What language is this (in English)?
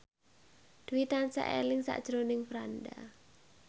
Javanese